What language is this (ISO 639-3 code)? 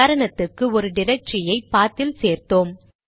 tam